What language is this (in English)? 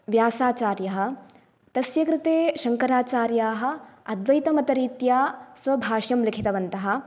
Sanskrit